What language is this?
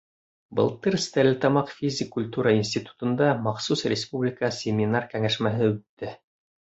Bashkir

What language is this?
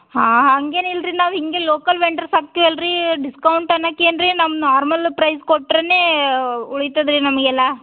Kannada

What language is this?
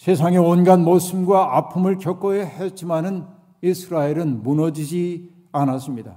Korean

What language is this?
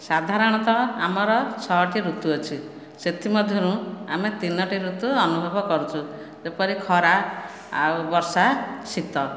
Odia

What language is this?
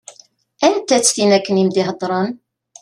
Kabyle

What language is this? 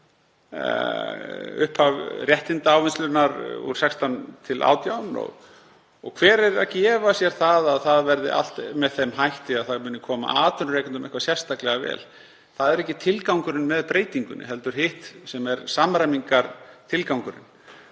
Icelandic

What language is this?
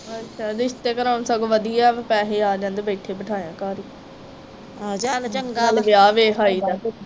Punjabi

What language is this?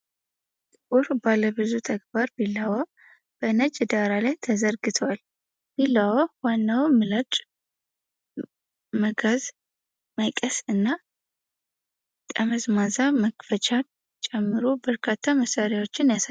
Amharic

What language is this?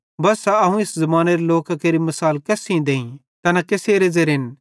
Bhadrawahi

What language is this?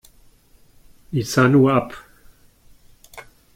German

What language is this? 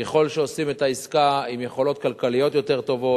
Hebrew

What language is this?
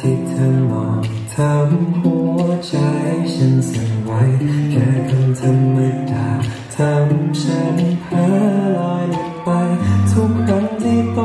Thai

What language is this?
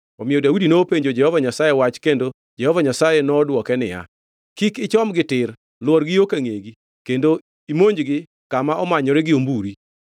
Luo (Kenya and Tanzania)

